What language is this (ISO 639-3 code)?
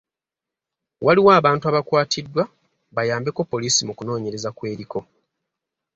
lug